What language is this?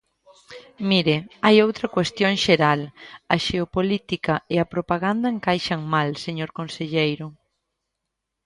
Galician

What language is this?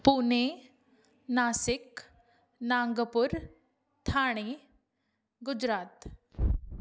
Sindhi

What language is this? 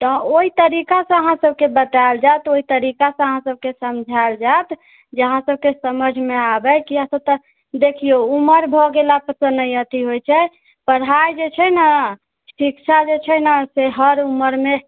Maithili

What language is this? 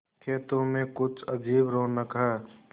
Hindi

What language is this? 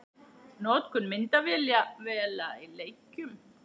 Icelandic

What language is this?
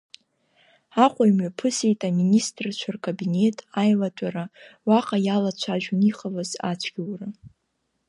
Abkhazian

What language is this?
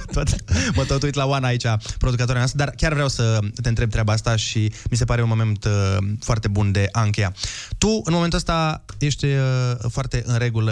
Romanian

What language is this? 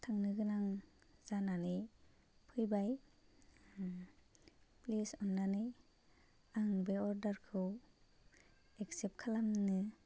Bodo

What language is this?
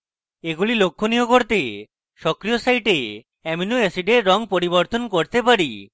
Bangla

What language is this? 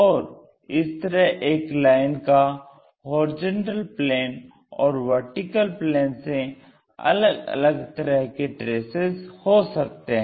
Hindi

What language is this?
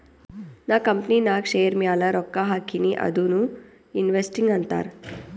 Kannada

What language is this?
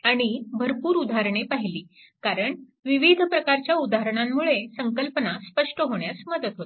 Marathi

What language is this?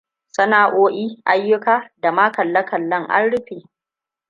Hausa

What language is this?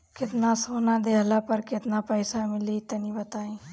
Bhojpuri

